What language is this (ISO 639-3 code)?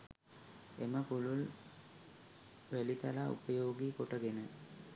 sin